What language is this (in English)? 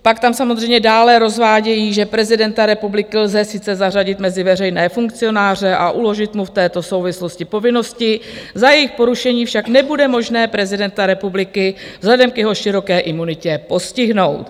Czech